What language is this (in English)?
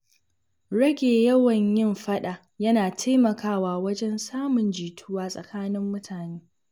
Hausa